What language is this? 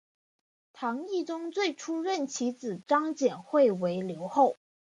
Chinese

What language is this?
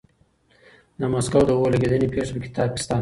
Pashto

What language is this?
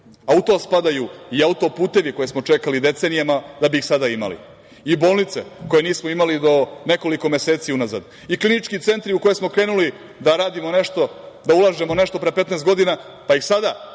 Serbian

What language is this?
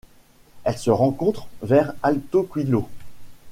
French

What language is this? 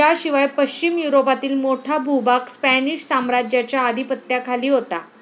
Marathi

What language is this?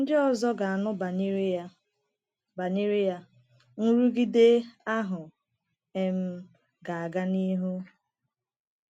Igbo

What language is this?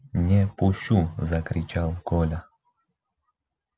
Russian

